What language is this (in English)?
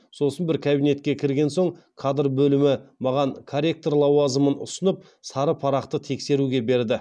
Kazakh